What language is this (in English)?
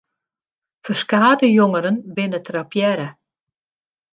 Western Frisian